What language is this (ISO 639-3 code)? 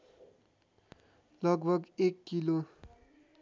nep